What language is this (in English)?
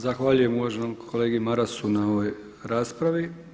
Croatian